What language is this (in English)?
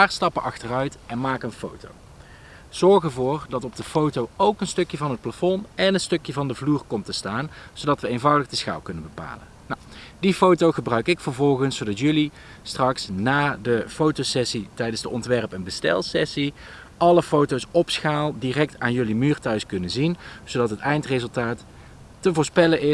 Dutch